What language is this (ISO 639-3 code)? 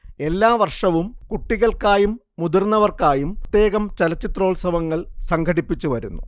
mal